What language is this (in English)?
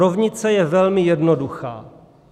Czech